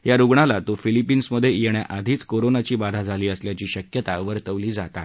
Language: Marathi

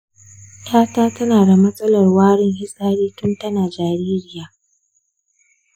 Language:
Hausa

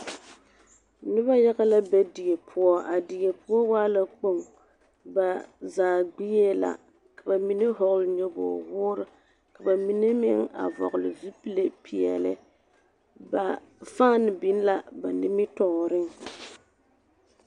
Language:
Southern Dagaare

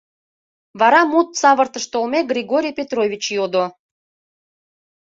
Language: Mari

